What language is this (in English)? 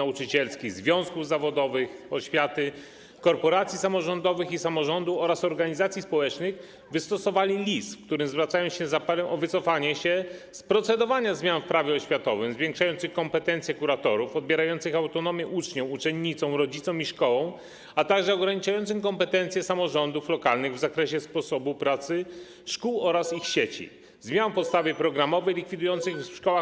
Polish